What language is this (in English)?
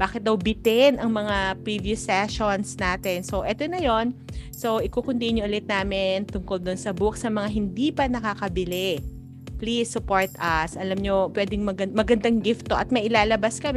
Filipino